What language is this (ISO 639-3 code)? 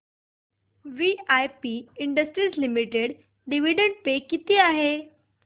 mar